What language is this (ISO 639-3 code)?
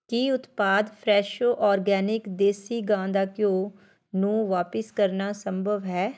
pan